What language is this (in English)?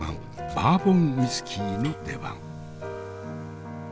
Japanese